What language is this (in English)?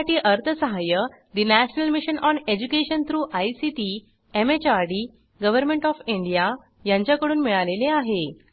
Marathi